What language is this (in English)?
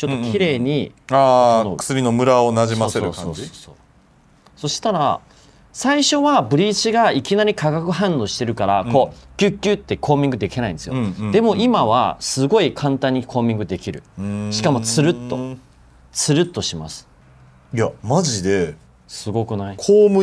Japanese